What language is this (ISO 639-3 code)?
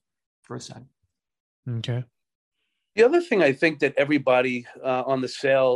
eng